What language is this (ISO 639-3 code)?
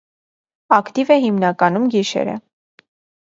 hye